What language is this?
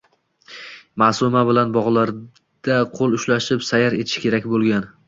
Uzbek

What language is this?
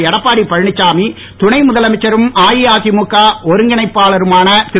Tamil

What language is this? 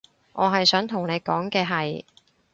Cantonese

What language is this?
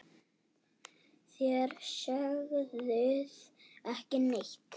Icelandic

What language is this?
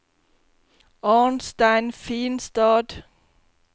Norwegian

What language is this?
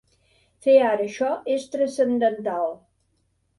Catalan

